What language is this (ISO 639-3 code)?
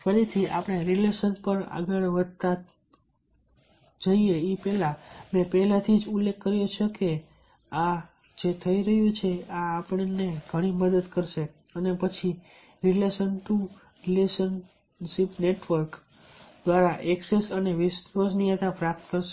guj